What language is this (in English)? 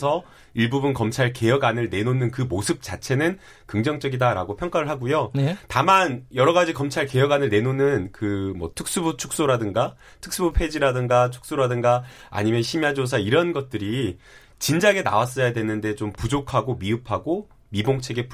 Korean